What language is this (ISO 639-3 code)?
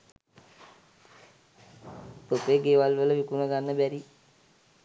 sin